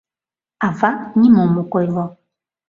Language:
Mari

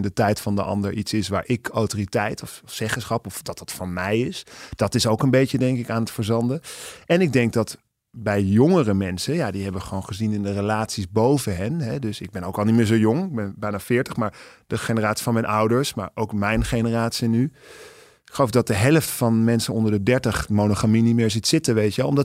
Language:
Dutch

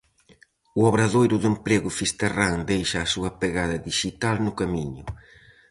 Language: Galician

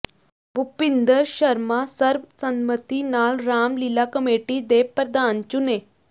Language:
Punjabi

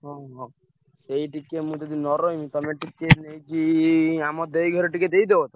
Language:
Odia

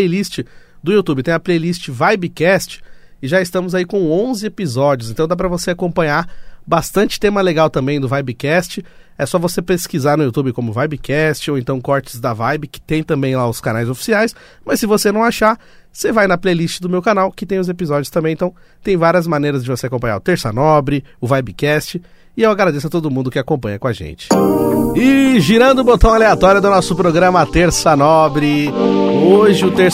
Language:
Portuguese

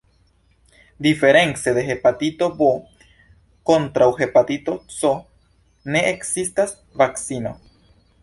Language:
Esperanto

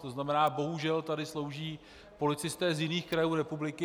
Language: Czech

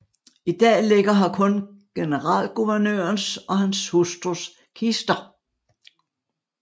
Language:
Danish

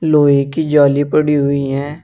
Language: Hindi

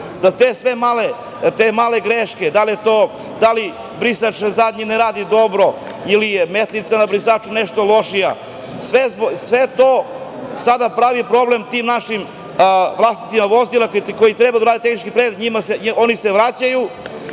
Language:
Serbian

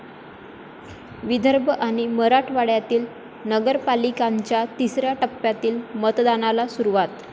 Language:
Marathi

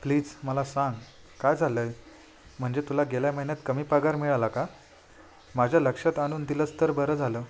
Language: Marathi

